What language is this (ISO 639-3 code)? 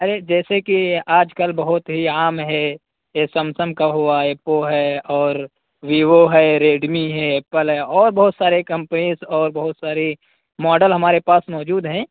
urd